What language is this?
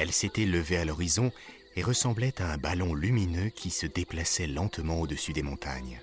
French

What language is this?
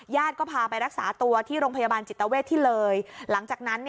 Thai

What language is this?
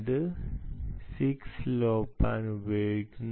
Malayalam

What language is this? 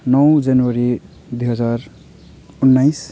Nepali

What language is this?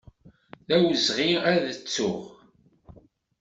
Kabyle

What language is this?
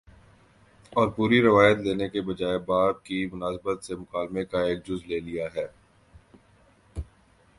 Urdu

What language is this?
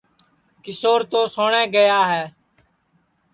Sansi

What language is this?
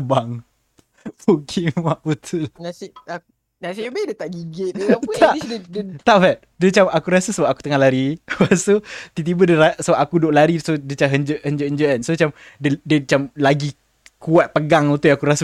Malay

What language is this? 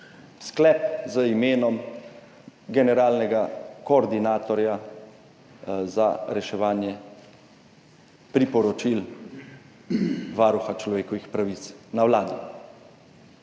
Slovenian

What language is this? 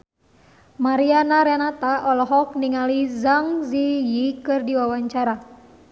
Sundanese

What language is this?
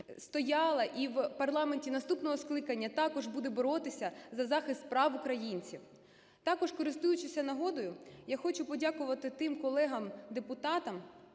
Ukrainian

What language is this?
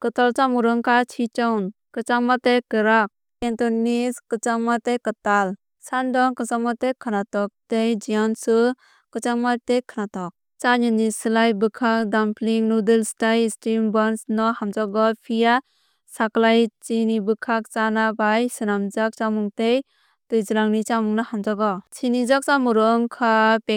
Kok Borok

